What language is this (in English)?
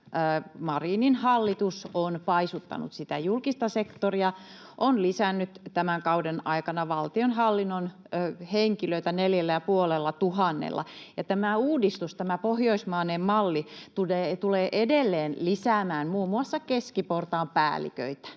Finnish